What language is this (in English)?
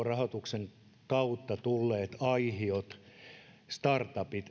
Finnish